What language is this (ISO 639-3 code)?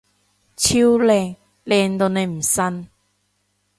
yue